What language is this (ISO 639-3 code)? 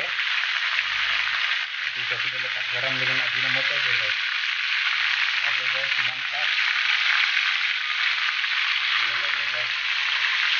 ind